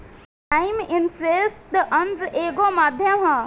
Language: Bhojpuri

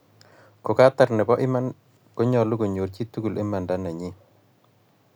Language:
Kalenjin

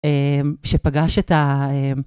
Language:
Hebrew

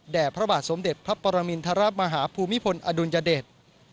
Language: Thai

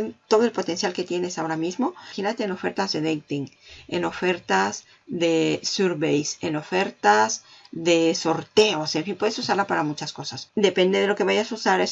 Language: Spanish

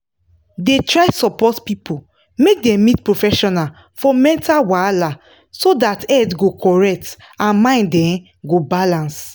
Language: Nigerian Pidgin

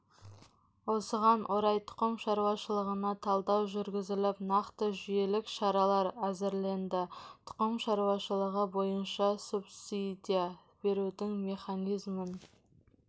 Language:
Kazakh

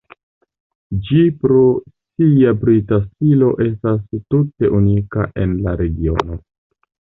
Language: Esperanto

